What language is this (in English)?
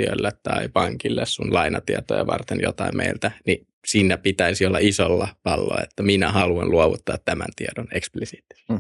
Finnish